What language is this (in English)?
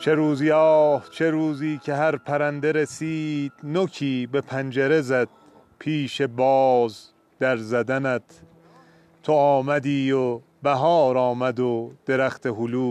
Persian